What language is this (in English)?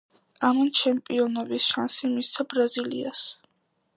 Georgian